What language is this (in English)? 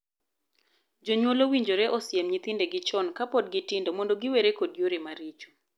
Luo (Kenya and Tanzania)